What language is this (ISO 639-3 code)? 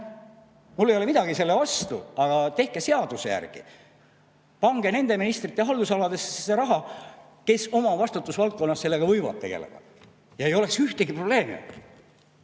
est